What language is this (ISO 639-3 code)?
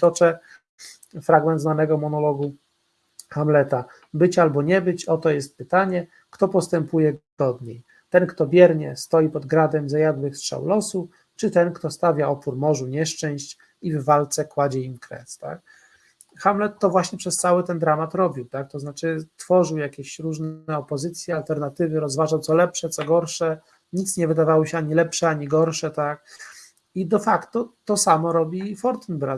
pol